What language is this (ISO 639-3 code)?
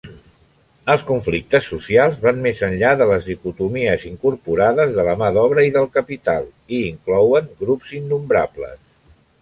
cat